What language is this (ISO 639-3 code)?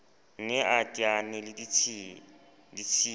sot